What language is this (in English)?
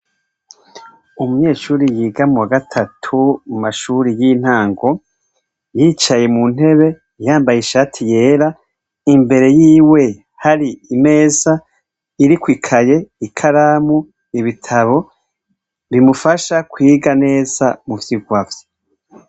Rundi